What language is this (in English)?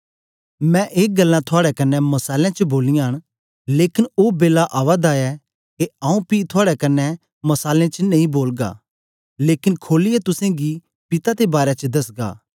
Dogri